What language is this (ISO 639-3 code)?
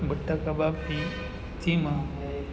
guj